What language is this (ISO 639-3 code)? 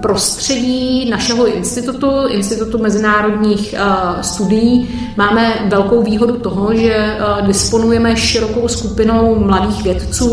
ces